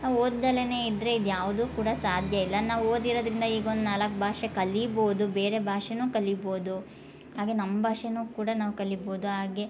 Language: Kannada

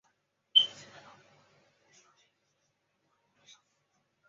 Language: Chinese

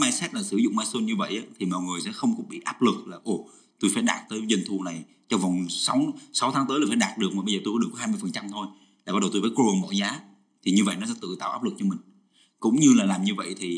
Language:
Vietnamese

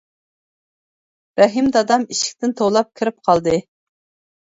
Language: Uyghur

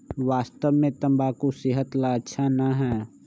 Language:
Magahi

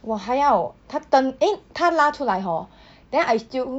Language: English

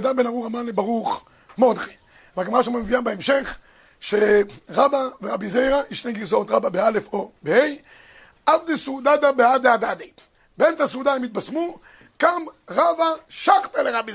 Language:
Hebrew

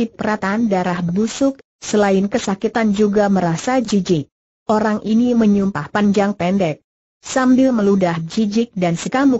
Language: Indonesian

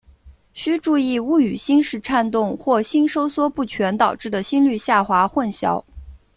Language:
Chinese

